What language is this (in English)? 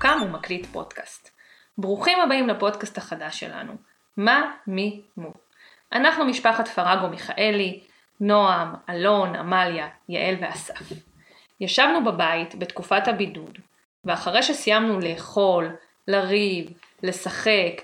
Hebrew